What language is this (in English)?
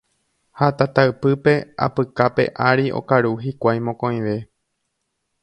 Guarani